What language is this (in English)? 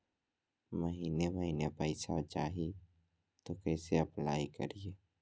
Magahi